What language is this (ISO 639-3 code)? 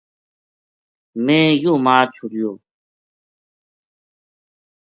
gju